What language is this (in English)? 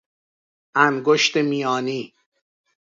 Persian